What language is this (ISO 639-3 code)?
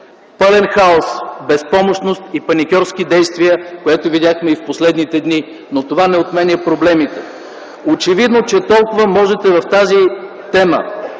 bul